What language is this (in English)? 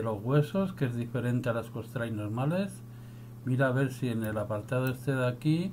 Spanish